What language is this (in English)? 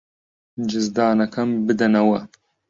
Central Kurdish